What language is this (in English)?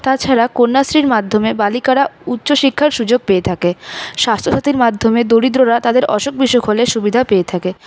Bangla